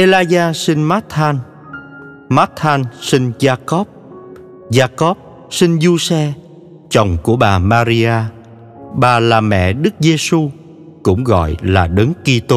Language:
Vietnamese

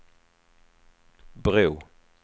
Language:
Swedish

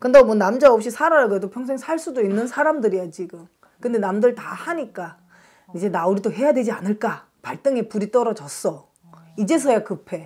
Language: Korean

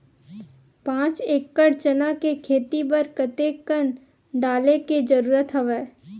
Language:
Chhattisgarhi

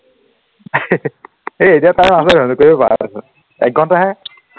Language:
Assamese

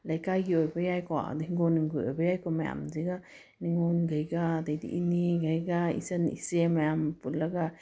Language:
Manipuri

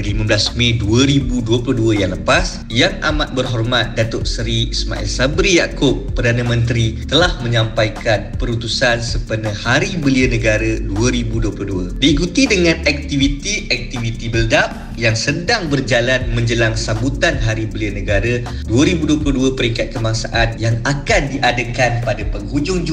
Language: Malay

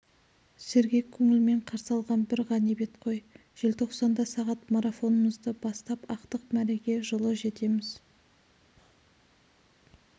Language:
Kazakh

